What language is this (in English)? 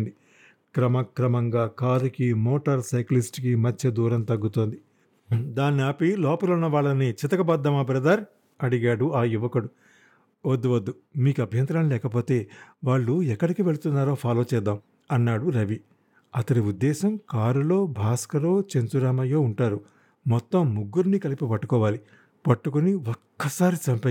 Telugu